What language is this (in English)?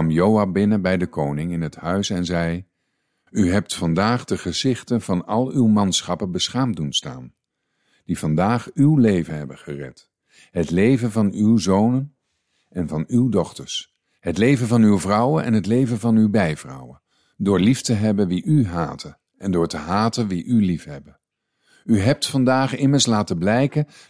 Dutch